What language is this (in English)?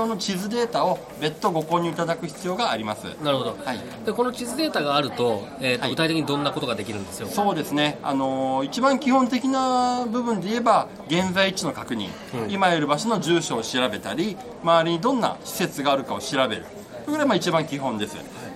Japanese